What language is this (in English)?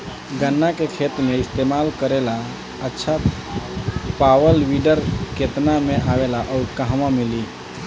Bhojpuri